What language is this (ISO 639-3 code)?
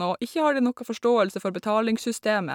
nor